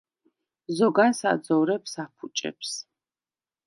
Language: Georgian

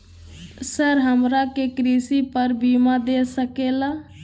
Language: Magahi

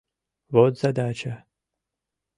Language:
Mari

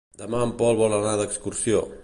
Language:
Catalan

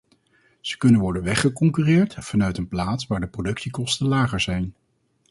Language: Dutch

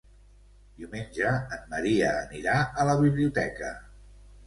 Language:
Catalan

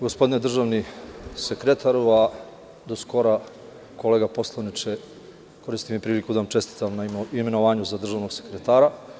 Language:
Serbian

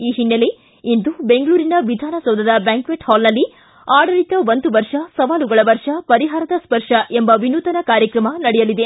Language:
Kannada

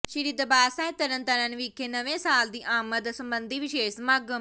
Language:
Punjabi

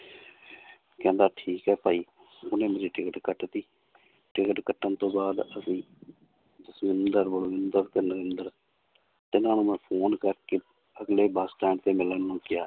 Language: Punjabi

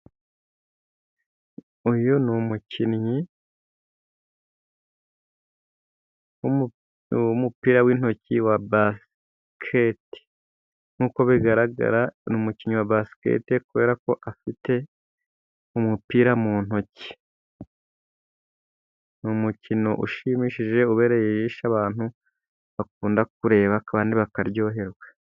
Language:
Kinyarwanda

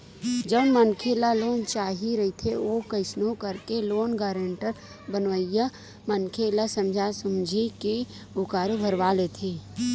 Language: Chhattisgarhi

